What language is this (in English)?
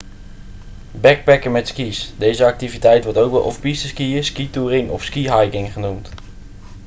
Dutch